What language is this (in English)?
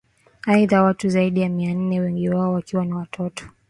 Swahili